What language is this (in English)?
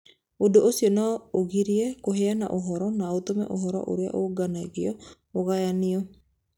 Kikuyu